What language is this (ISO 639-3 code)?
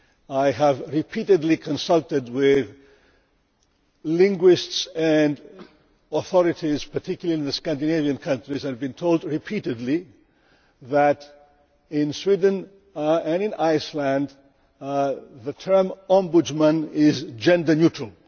eng